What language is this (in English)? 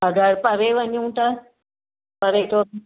Sindhi